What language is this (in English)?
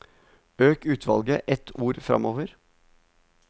Norwegian